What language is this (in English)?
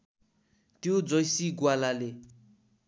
Nepali